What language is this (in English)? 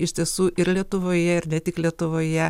Lithuanian